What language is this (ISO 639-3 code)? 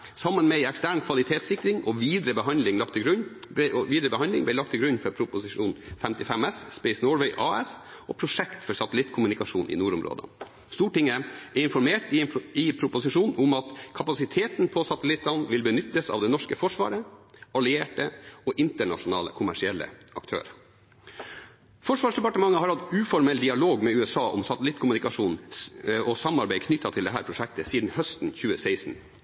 nob